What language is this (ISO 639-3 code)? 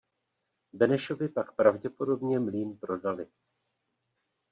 ces